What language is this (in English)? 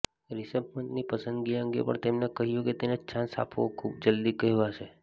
Gujarati